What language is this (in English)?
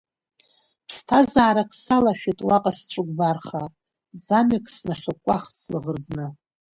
Abkhazian